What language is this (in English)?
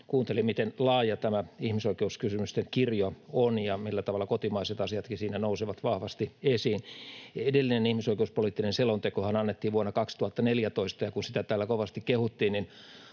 Finnish